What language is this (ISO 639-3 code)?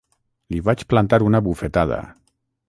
cat